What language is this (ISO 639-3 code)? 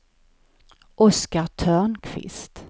swe